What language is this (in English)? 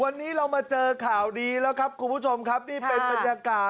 Thai